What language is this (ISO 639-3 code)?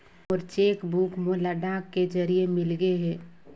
hne